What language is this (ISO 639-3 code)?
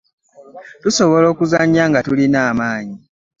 lug